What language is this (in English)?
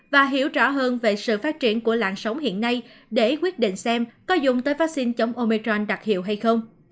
Vietnamese